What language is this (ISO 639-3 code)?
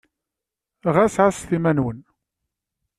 kab